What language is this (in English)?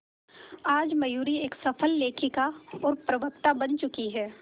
Hindi